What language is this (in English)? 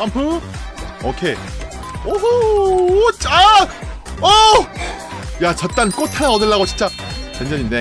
Korean